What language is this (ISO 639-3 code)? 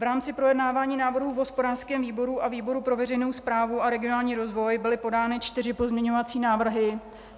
ces